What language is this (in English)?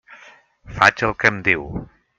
Catalan